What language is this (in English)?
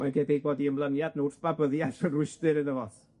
Welsh